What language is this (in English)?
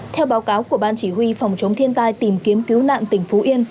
Vietnamese